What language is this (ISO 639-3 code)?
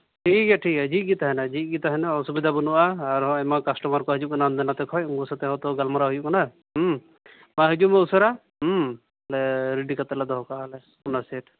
sat